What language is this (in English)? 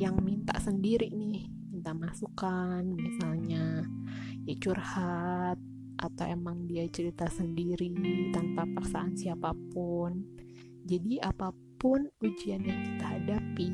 Indonesian